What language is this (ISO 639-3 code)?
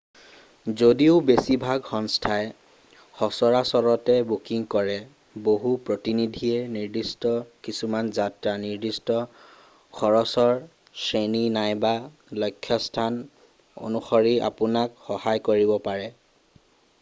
asm